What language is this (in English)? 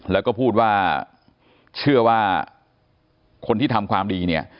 Thai